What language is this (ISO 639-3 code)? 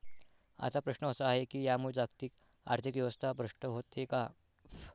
mar